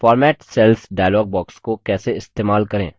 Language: Hindi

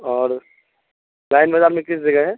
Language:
Urdu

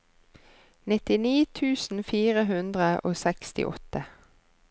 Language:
Norwegian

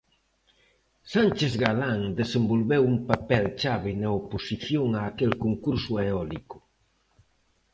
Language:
Galician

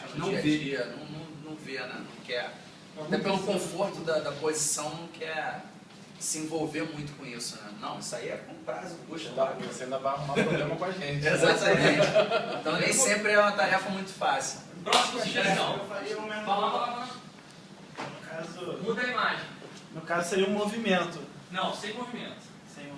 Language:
Portuguese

